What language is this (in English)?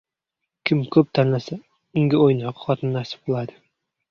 Uzbek